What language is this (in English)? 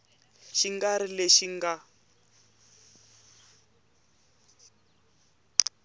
Tsonga